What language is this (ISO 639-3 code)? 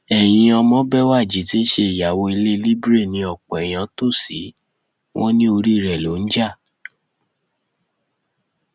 yor